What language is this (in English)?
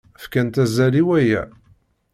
Kabyle